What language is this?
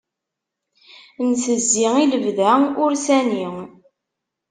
Kabyle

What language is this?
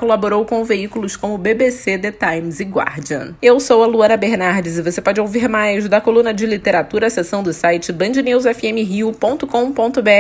Portuguese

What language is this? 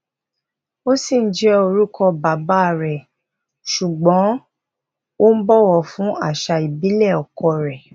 Yoruba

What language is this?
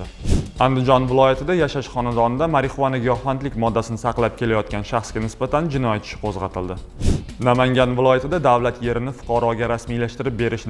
Turkish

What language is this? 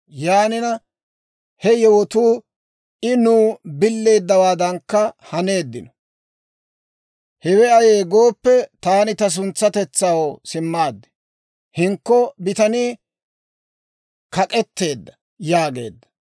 Dawro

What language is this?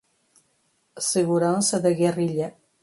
Portuguese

